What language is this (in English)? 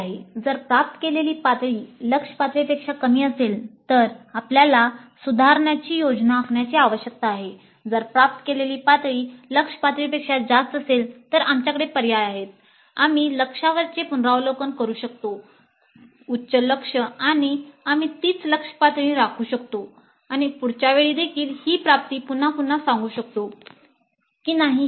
Marathi